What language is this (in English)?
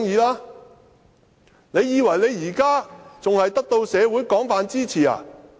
Cantonese